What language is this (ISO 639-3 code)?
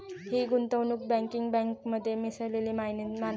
mar